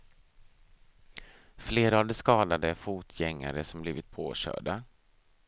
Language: Swedish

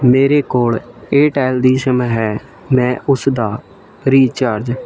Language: Punjabi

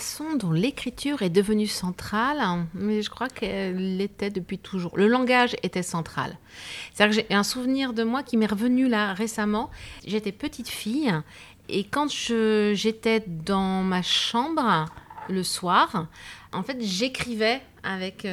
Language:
French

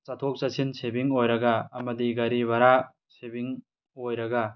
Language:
Manipuri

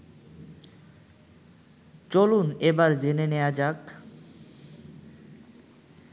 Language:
Bangla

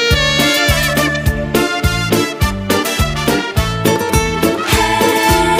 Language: Korean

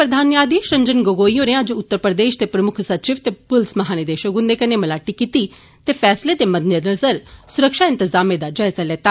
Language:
Dogri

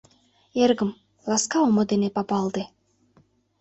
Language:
Mari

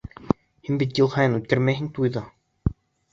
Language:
Bashkir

